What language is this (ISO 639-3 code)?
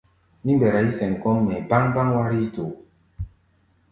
gba